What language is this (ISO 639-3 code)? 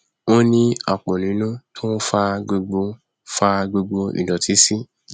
yor